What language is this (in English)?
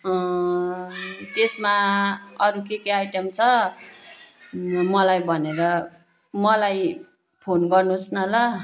Nepali